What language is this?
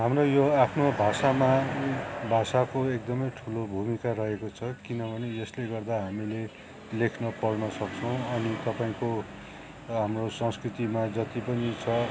Nepali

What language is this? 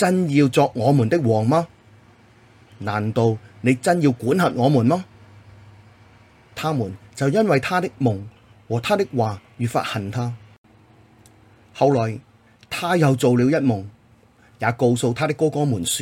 Chinese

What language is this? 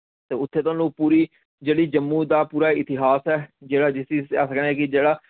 Dogri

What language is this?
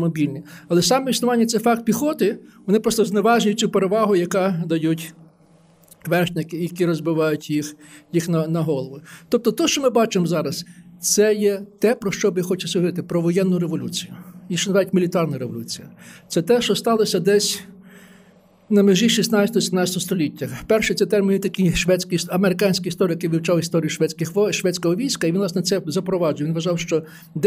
Ukrainian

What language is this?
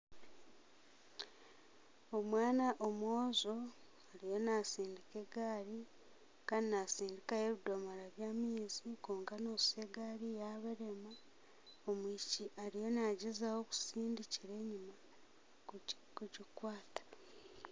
Nyankole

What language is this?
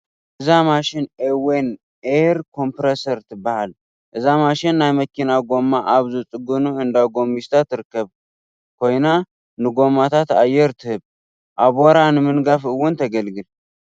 Tigrinya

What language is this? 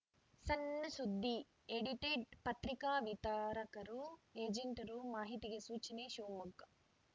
Kannada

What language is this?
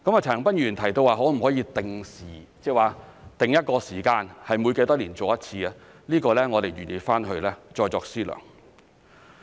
Cantonese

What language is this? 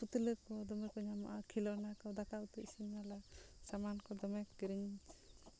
Santali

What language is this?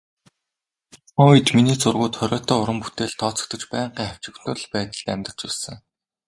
Mongolian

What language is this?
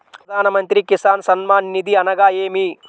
Telugu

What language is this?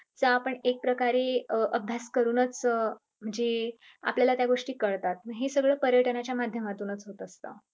Marathi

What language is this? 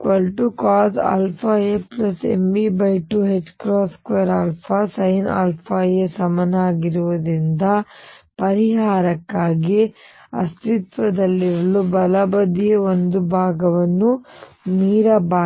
Kannada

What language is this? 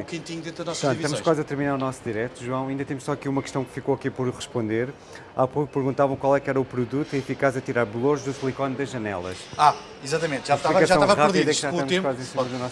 Portuguese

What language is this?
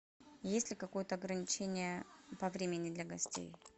Russian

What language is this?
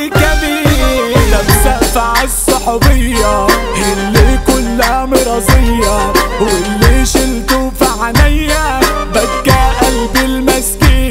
Arabic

